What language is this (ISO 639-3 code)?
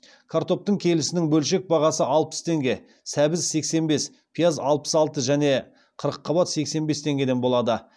kaz